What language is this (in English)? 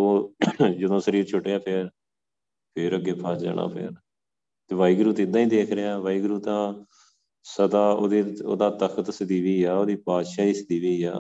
Punjabi